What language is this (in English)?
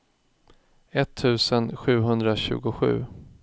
Swedish